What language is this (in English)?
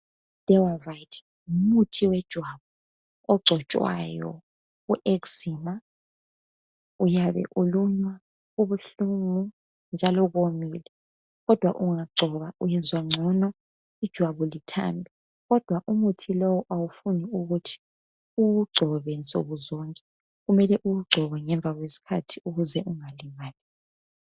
North Ndebele